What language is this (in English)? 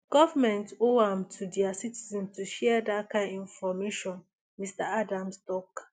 Nigerian Pidgin